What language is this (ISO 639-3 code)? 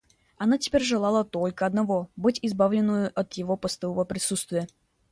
rus